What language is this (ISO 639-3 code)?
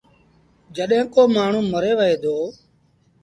sbn